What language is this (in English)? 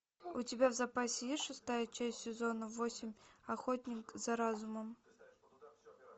Russian